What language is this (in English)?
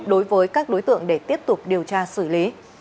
Vietnamese